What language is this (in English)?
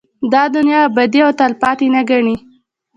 Pashto